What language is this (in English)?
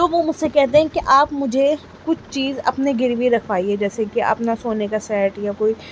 Urdu